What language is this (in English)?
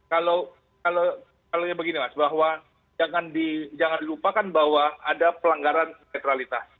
Indonesian